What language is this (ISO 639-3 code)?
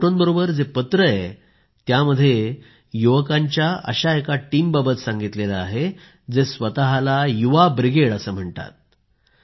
mar